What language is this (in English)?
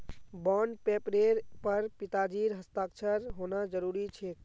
Magahi